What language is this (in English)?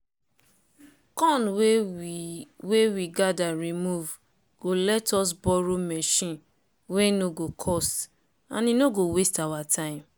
Nigerian Pidgin